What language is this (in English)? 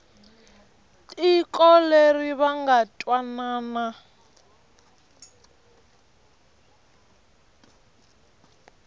Tsonga